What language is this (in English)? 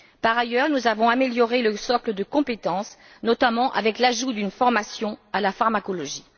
French